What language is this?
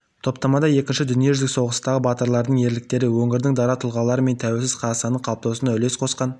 Kazakh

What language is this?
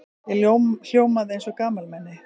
Icelandic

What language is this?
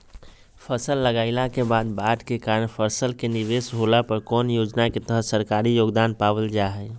Magahi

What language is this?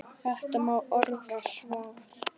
Icelandic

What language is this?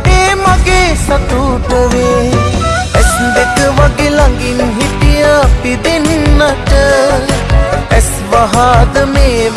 Sinhala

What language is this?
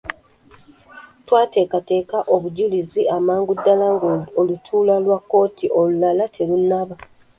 Ganda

